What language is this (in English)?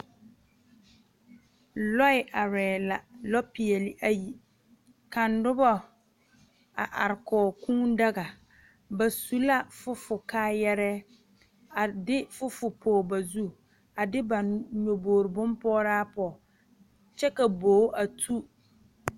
Southern Dagaare